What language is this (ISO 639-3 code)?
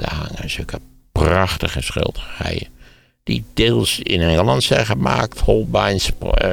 nld